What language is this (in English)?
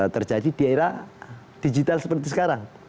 Indonesian